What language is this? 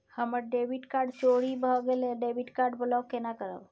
Maithili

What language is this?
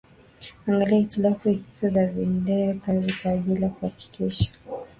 Swahili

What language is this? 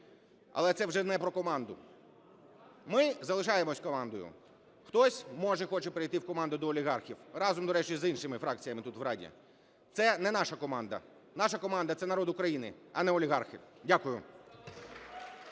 Ukrainian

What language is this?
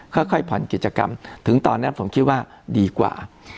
Thai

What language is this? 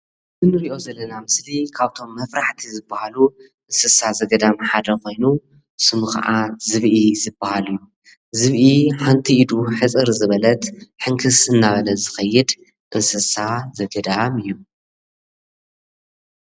Tigrinya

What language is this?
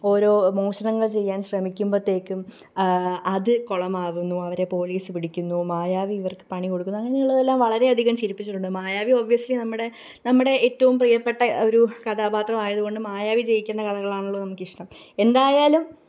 Malayalam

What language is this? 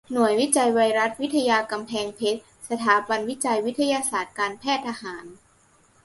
Thai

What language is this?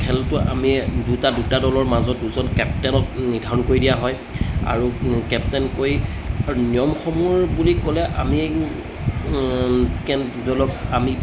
Assamese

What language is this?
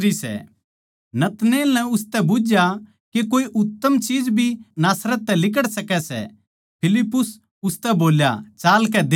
Haryanvi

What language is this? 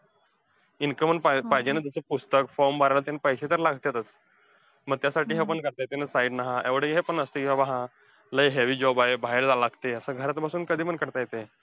Marathi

